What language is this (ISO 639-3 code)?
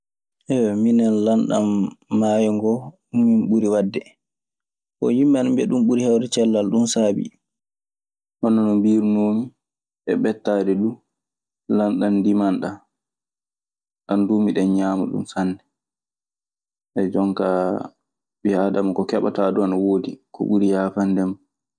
ffm